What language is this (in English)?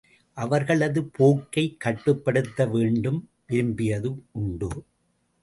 Tamil